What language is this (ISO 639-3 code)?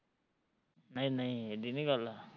pan